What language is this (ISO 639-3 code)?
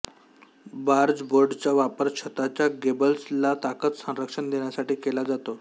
mar